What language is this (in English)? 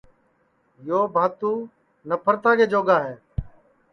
Sansi